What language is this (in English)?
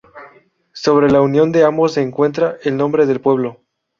Spanish